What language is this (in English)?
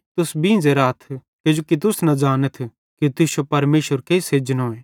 Bhadrawahi